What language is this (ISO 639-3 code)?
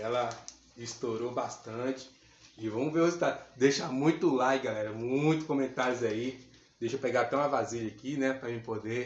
por